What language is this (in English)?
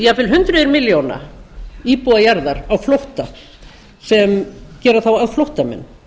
Icelandic